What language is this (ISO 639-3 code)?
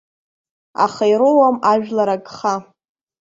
abk